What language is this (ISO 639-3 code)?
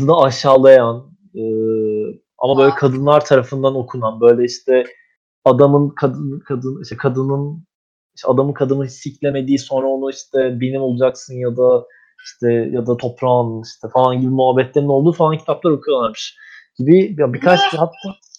tur